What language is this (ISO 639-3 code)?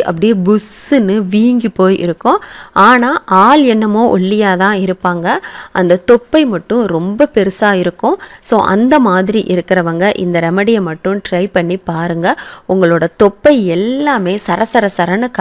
ara